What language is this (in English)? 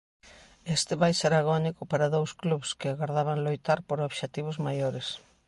Galician